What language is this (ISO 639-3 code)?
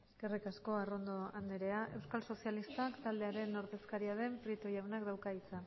eus